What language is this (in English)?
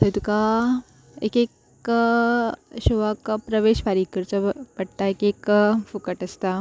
Konkani